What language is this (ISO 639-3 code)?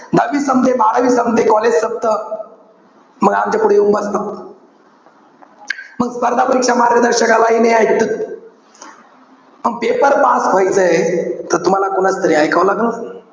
mar